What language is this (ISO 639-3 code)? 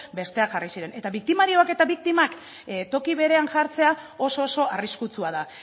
eus